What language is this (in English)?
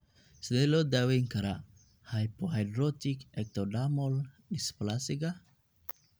Somali